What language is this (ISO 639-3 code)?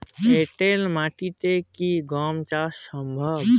ben